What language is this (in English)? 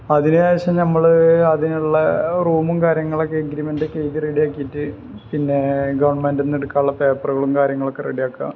Malayalam